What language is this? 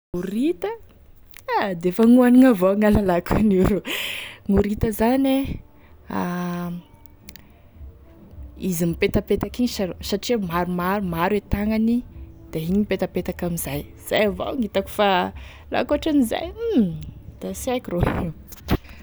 Tesaka Malagasy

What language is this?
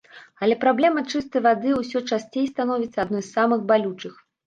Belarusian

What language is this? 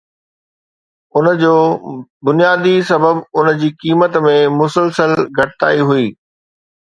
Sindhi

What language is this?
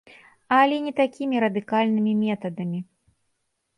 Belarusian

